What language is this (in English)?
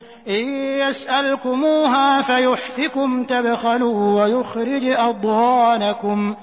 Arabic